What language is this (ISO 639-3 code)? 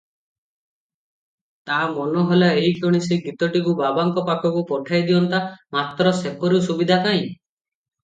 ori